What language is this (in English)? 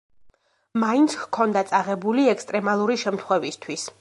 Georgian